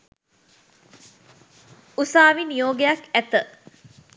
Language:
Sinhala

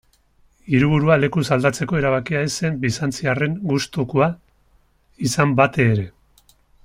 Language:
Basque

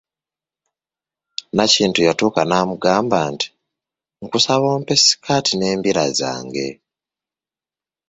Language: Ganda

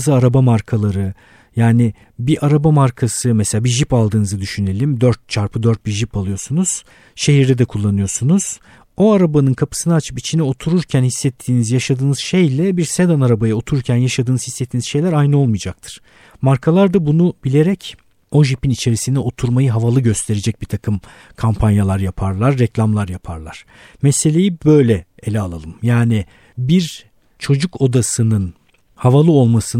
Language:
Turkish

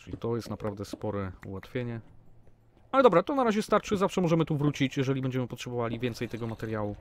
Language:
Polish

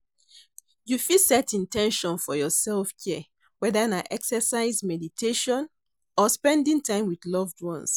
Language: Nigerian Pidgin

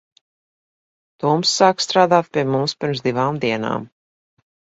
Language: Latvian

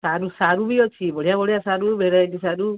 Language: Odia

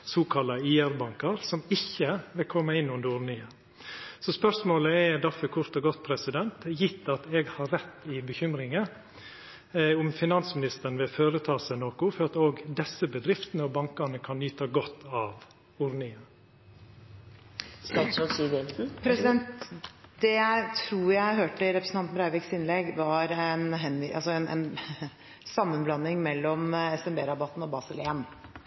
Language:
Norwegian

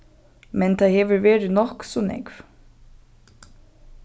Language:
Faroese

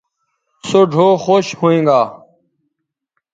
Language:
Bateri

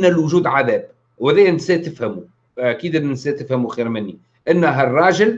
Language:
Arabic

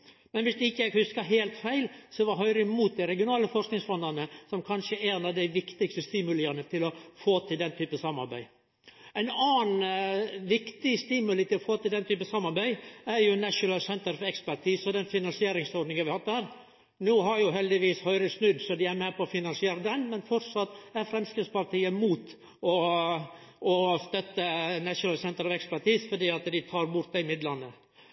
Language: Norwegian Nynorsk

